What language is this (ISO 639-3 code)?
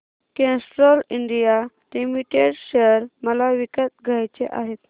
mar